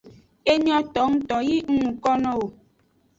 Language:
Aja (Benin)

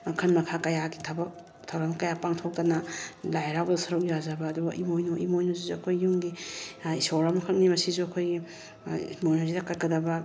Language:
Manipuri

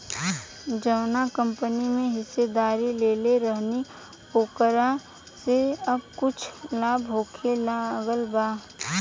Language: Bhojpuri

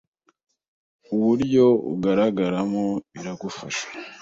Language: Kinyarwanda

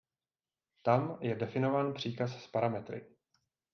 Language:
Czech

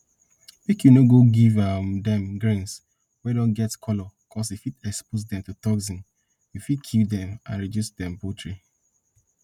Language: Nigerian Pidgin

